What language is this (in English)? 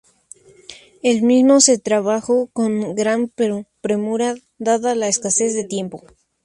Spanish